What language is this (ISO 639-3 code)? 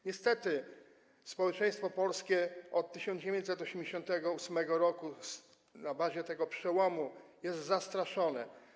pol